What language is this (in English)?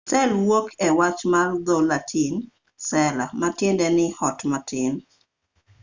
Luo (Kenya and Tanzania)